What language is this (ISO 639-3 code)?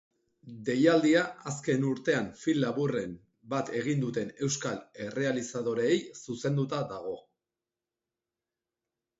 eus